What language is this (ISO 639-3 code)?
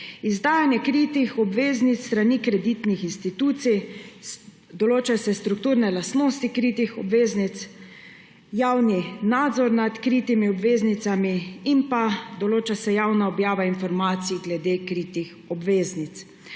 slv